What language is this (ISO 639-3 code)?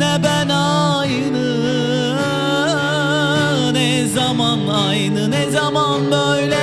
tur